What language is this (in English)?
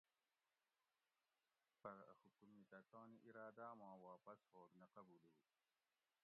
Gawri